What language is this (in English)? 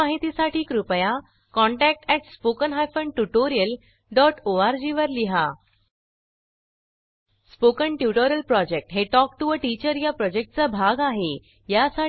Marathi